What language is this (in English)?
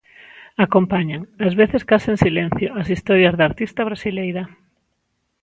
Galician